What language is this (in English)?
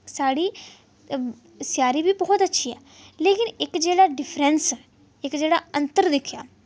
Dogri